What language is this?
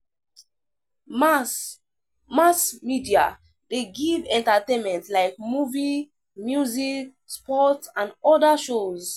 Nigerian Pidgin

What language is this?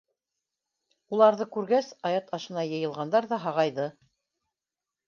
Bashkir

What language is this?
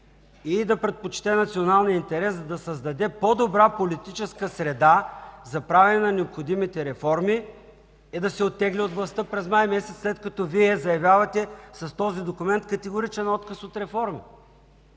Bulgarian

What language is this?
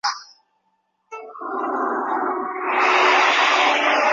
Chinese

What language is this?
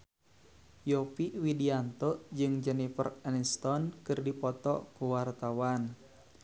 Sundanese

